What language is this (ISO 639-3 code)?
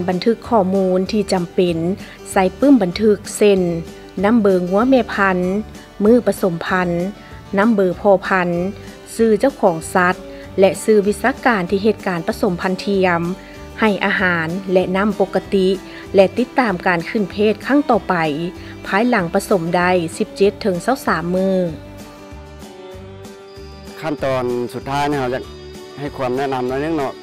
tha